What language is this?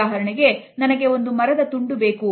Kannada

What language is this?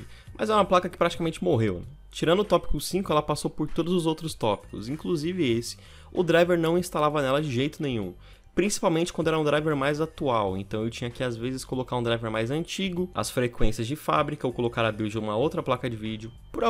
Portuguese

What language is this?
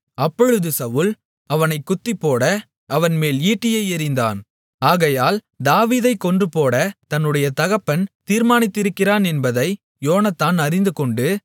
Tamil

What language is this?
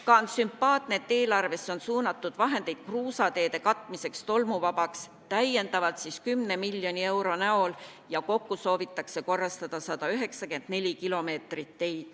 Estonian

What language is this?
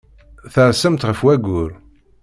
Kabyle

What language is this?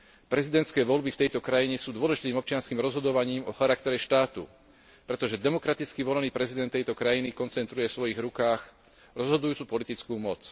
Slovak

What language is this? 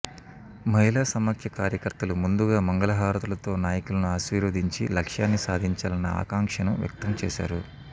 Telugu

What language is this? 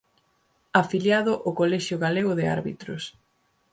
Galician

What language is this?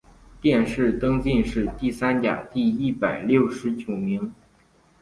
Chinese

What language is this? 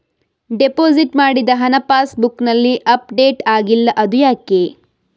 Kannada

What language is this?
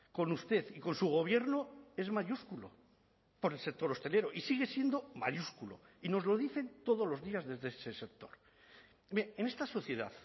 Spanish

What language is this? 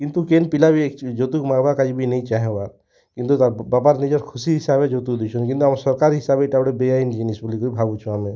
Odia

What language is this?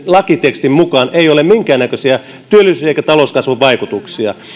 Finnish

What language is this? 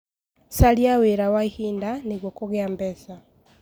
Kikuyu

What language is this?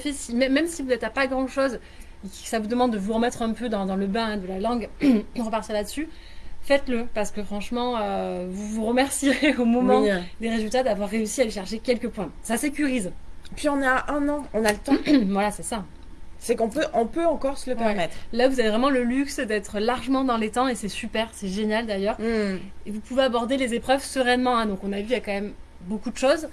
French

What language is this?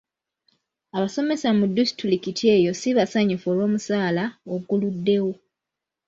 Ganda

